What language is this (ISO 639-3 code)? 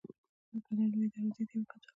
pus